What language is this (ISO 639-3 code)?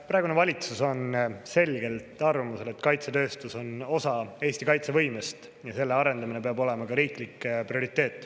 est